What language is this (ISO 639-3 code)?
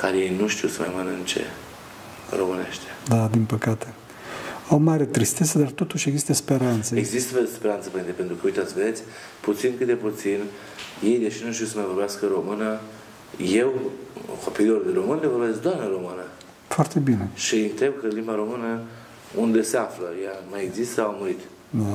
ron